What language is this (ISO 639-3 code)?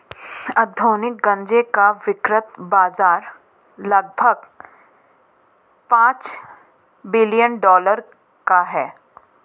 hin